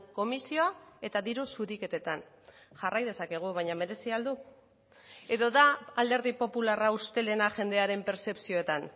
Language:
Basque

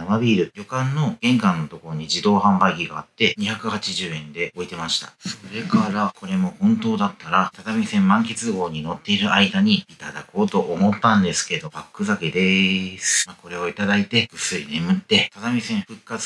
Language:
Japanese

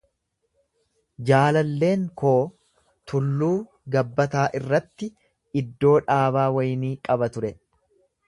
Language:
Oromo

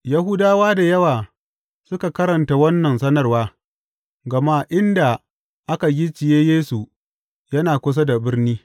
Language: Hausa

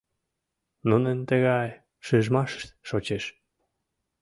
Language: Mari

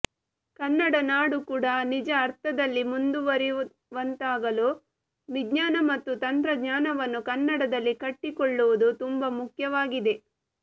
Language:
Kannada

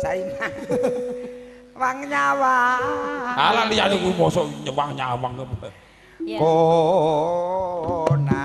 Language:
Indonesian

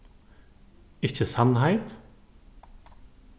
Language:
Faroese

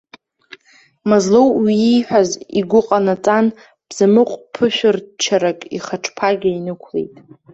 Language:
Abkhazian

